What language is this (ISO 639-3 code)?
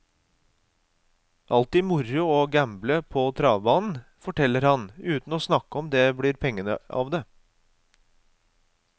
nor